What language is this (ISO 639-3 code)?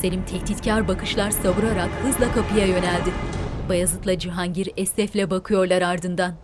tur